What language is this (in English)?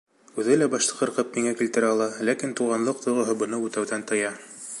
Bashkir